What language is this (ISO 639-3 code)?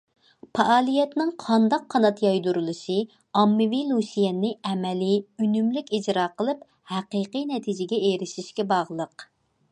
uig